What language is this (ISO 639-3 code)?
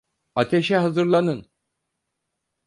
tur